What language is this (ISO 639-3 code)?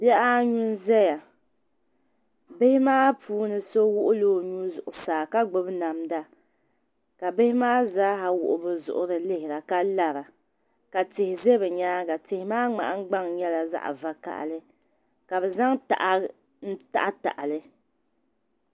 dag